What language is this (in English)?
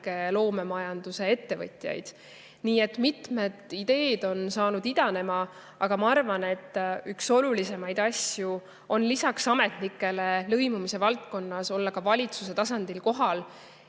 Estonian